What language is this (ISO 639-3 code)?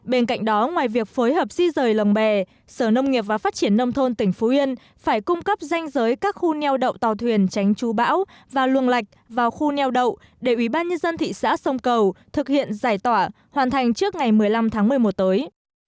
vie